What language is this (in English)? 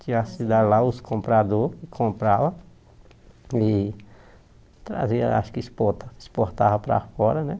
Portuguese